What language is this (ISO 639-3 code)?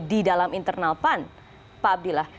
ind